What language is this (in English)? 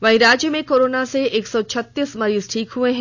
Hindi